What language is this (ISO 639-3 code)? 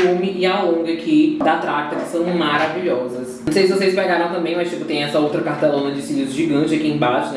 por